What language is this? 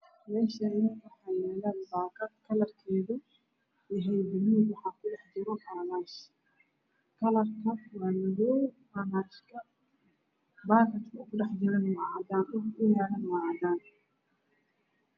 Somali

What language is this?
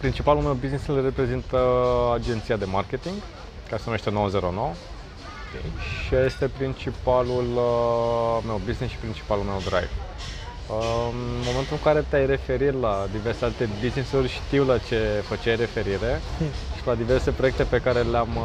Romanian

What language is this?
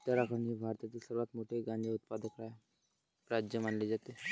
Marathi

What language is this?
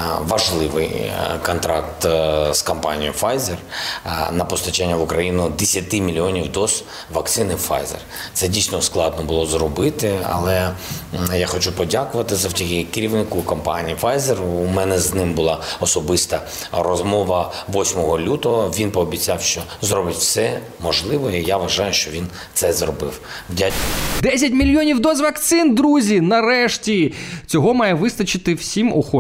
Ukrainian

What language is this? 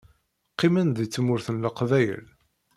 Kabyle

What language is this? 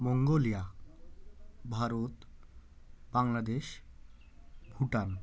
Bangla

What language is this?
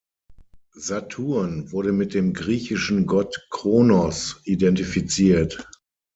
German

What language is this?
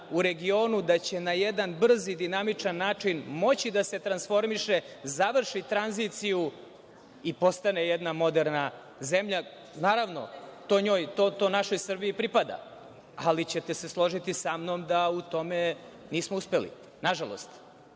Serbian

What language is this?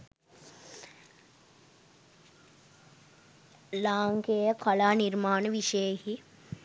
Sinhala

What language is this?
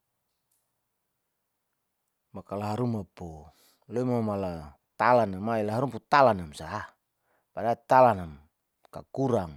Saleman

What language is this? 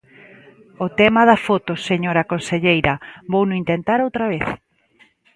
Galician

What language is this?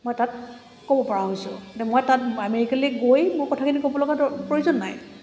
Assamese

